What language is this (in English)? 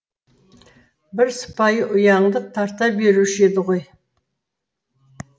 Kazakh